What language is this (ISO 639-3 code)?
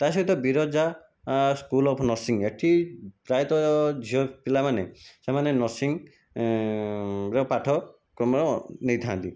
ori